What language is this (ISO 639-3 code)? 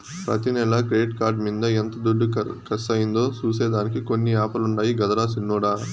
tel